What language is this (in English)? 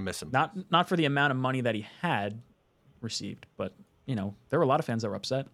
English